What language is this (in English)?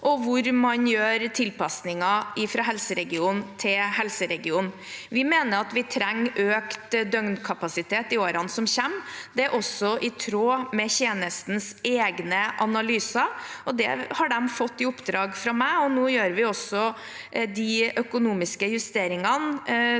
Norwegian